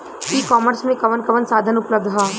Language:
Bhojpuri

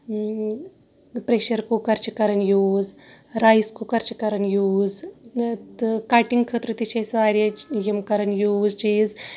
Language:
Kashmiri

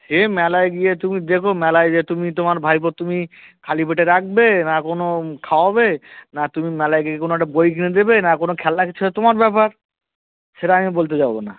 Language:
Bangla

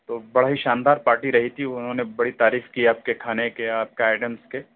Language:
Urdu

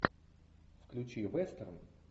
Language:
Russian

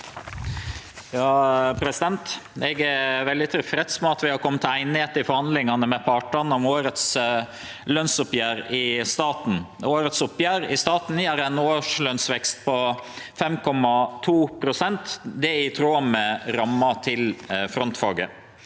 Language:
Norwegian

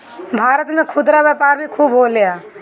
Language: Bhojpuri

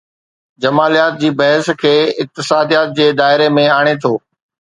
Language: Sindhi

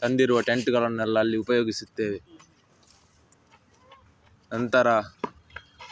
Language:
Kannada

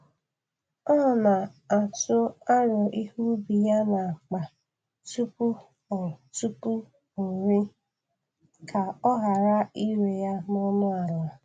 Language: Igbo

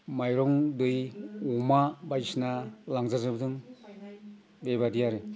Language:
Bodo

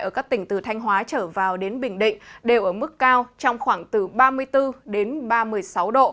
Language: Vietnamese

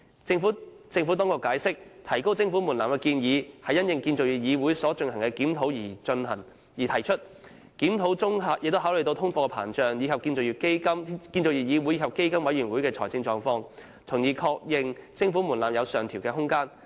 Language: Cantonese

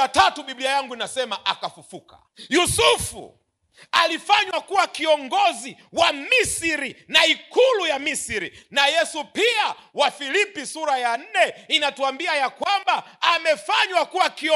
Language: Swahili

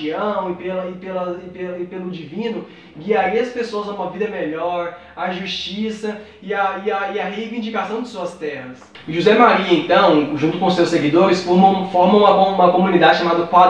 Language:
Portuguese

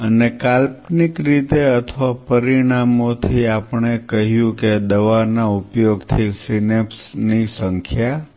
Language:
Gujarati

